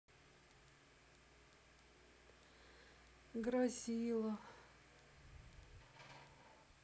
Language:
Russian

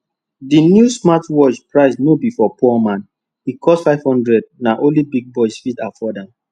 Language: Nigerian Pidgin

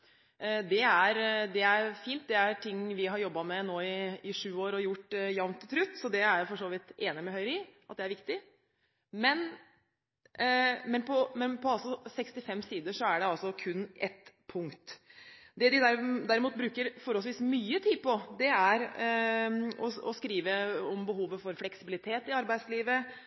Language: Norwegian Bokmål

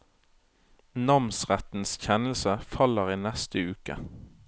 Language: Norwegian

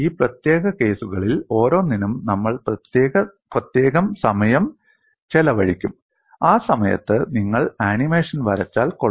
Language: Malayalam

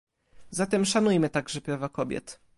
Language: Polish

